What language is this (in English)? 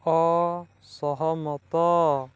Odia